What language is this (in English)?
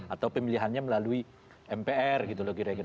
Indonesian